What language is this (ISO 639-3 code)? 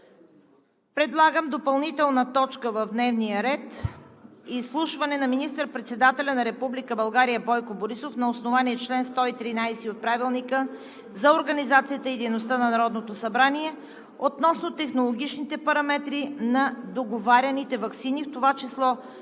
bul